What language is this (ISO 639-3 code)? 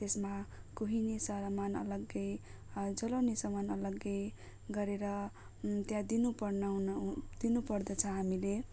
nep